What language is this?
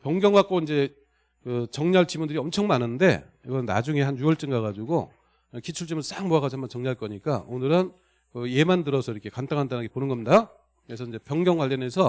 Korean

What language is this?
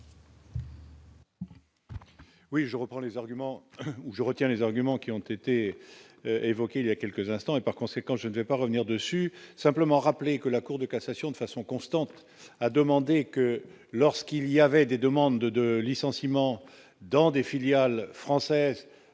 French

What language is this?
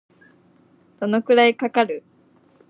Japanese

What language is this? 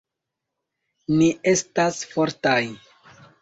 Esperanto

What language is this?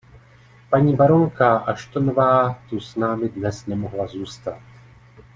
Czech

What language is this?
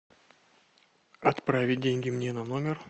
Russian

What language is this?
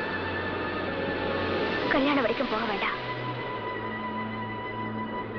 Indonesian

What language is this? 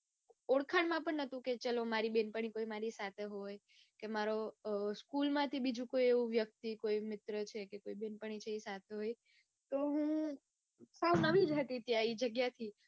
Gujarati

